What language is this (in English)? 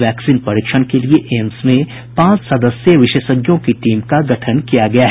Hindi